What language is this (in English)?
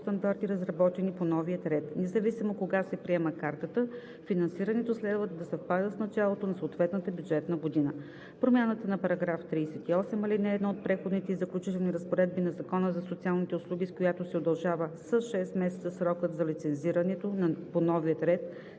Bulgarian